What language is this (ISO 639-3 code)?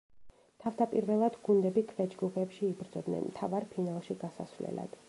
kat